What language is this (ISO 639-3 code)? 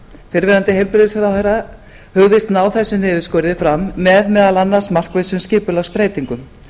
isl